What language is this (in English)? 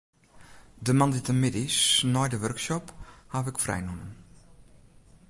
Western Frisian